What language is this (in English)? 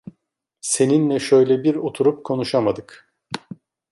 Turkish